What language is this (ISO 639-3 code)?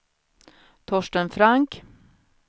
swe